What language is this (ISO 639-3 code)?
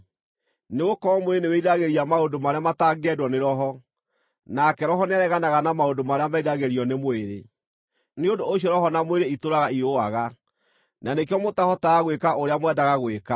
kik